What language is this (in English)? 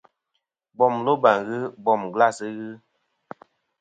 Kom